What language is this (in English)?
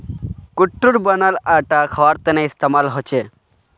Magahi